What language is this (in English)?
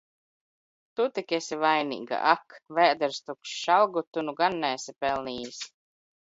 Latvian